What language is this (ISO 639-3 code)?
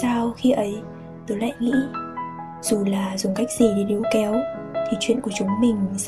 vie